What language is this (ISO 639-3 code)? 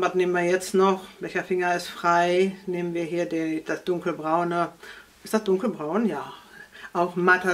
deu